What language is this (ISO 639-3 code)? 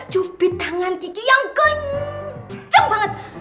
ind